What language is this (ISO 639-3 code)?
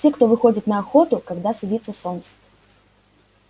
rus